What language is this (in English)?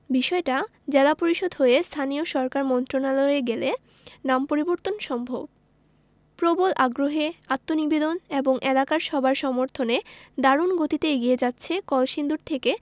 Bangla